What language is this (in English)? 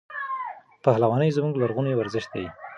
Pashto